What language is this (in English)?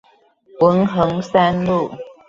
Chinese